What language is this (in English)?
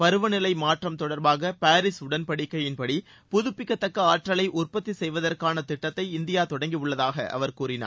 Tamil